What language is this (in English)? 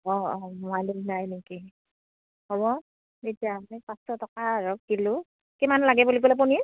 Assamese